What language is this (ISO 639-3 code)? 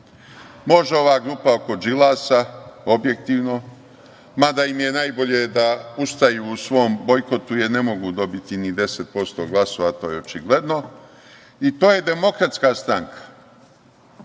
srp